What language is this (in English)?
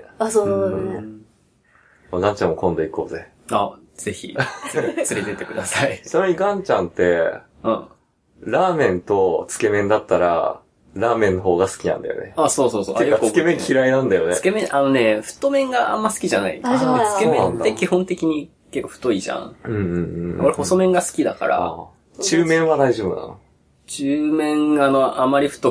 Japanese